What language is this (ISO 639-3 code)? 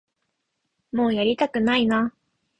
jpn